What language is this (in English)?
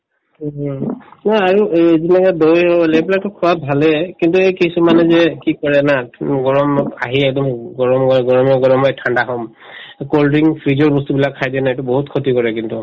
Assamese